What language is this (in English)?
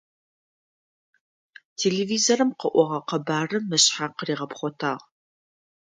Adyghe